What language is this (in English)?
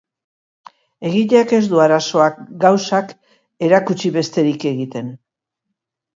Basque